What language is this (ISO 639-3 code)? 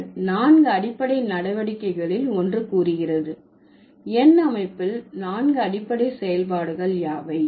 tam